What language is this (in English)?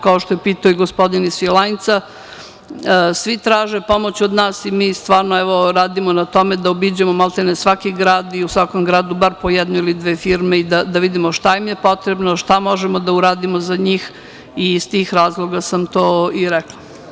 Serbian